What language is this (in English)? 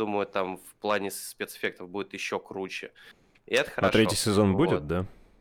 Russian